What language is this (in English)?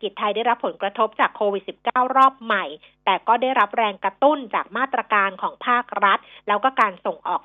Thai